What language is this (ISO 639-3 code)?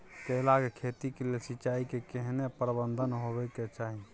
mai